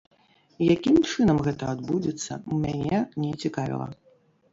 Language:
Belarusian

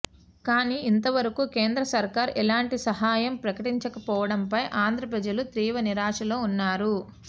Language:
Telugu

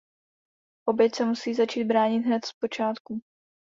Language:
Czech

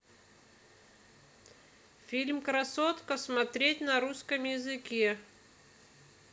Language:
Russian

